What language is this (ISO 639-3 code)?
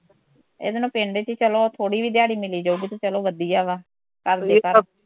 pan